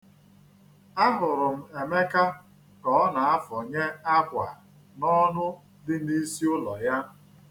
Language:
Igbo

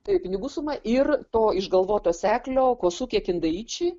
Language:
Lithuanian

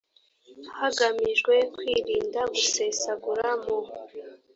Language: Kinyarwanda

